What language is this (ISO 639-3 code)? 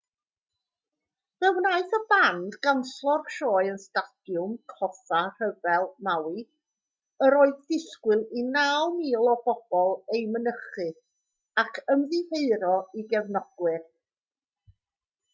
cym